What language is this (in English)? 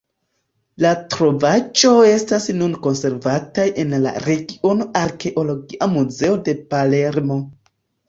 Esperanto